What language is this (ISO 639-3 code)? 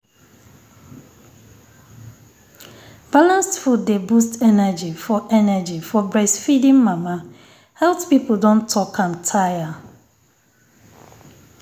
pcm